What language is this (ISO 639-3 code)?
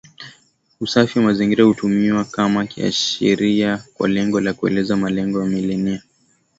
swa